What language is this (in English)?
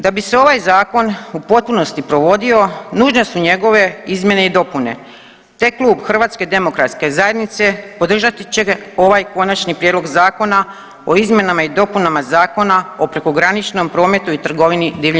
Croatian